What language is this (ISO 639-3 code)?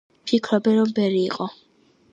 kat